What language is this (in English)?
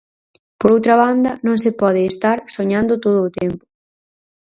Galician